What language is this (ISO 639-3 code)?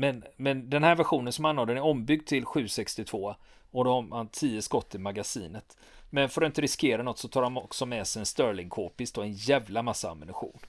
swe